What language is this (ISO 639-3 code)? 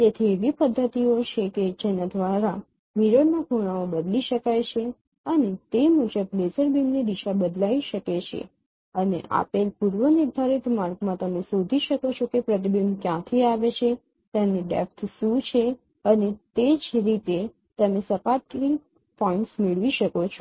guj